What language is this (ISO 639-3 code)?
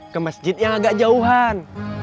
ind